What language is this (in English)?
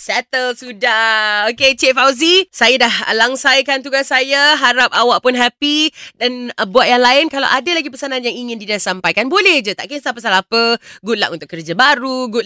Malay